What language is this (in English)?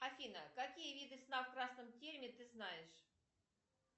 Russian